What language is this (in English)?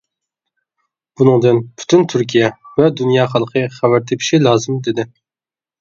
Uyghur